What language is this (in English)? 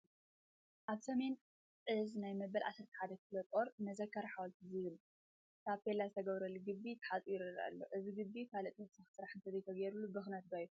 Tigrinya